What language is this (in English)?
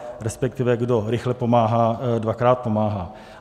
Czech